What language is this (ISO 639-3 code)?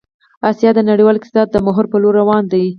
pus